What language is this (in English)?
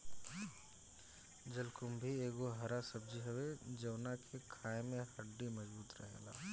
Bhojpuri